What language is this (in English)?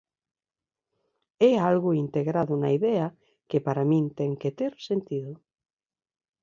Galician